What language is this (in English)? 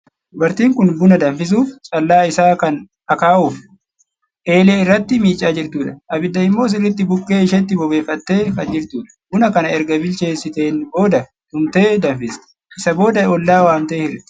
Oromo